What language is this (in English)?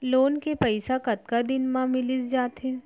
Chhattisgarhi